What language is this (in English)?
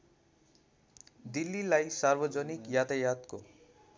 Nepali